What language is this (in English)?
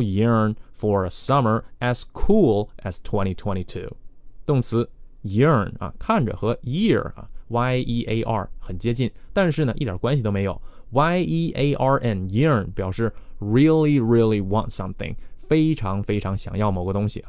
Chinese